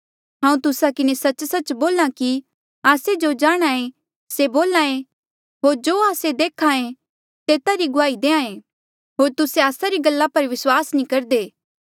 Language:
Mandeali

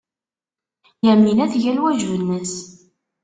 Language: Kabyle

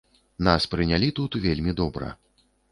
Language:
Belarusian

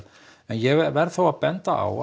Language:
Icelandic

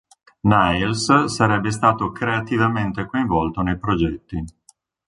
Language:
Italian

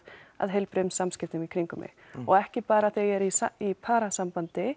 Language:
Icelandic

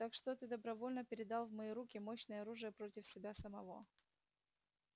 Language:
Russian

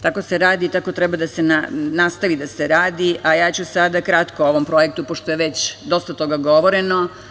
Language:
Serbian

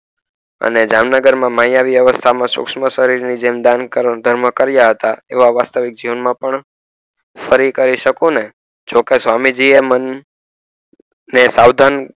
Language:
Gujarati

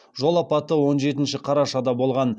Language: Kazakh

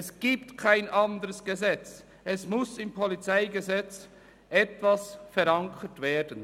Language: Swiss German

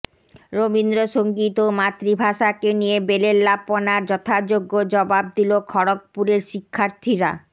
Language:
Bangla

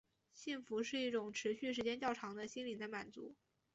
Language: Chinese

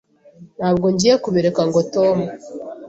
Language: Kinyarwanda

